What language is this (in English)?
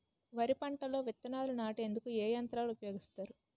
Telugu